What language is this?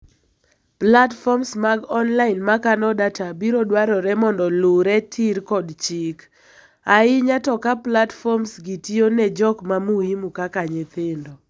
Luo (Kenya and Tanzania)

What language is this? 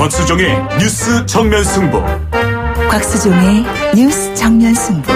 Korean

